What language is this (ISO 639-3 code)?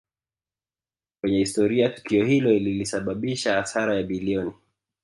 swa